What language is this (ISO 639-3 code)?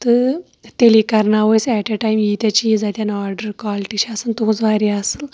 kas